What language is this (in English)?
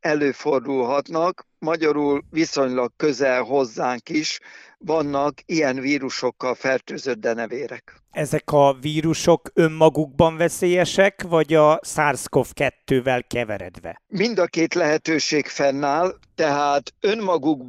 Hungarian